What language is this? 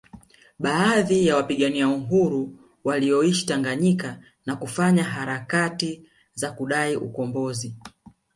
Swahili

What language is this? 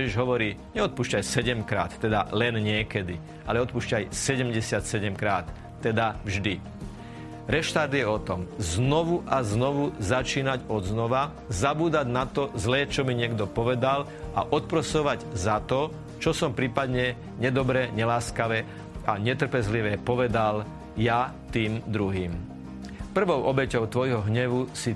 Slovak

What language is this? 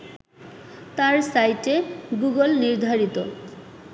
Bangla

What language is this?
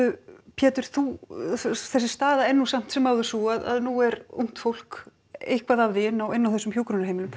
Icelandic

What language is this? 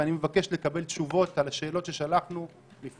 Hebrew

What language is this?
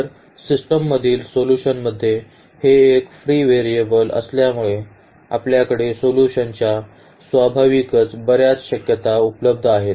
Marathi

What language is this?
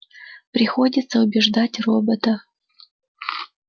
Russian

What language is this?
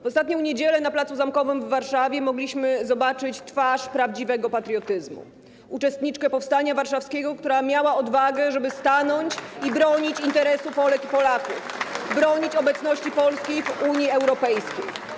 Polish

